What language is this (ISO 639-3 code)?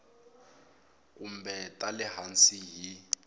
tso